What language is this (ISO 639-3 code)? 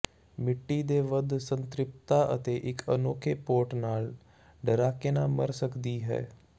pan